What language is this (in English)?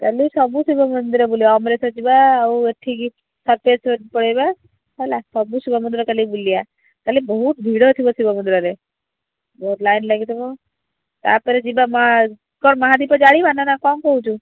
Odia